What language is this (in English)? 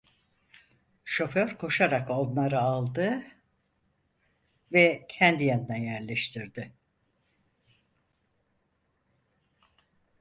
Turkish